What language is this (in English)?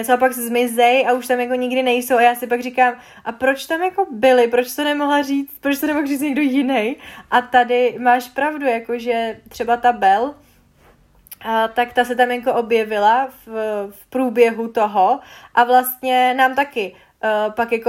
Czech